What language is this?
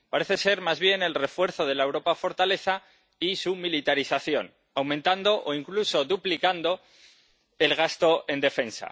Spanish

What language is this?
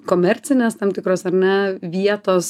Lithuanian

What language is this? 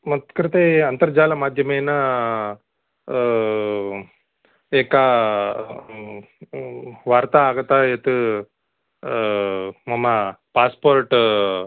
Sanskrit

